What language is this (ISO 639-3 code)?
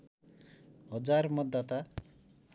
nep